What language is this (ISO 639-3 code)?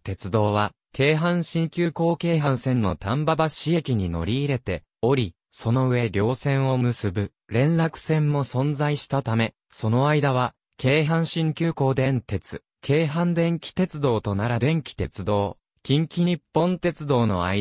jpn